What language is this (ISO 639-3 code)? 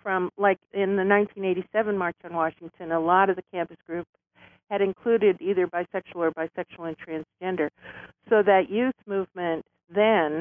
eng